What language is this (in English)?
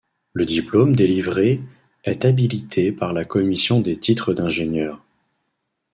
French